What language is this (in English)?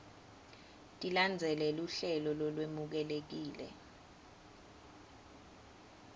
Swati